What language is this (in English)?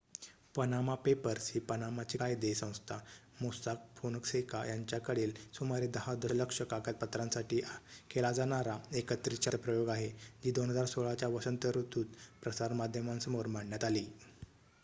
Marathi